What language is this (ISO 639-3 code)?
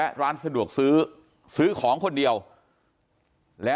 tha